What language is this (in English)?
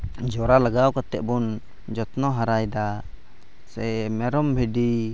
Santali